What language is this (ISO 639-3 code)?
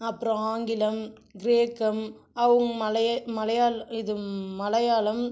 tam